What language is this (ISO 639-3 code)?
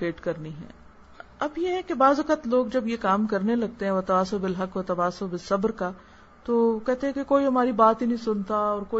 urd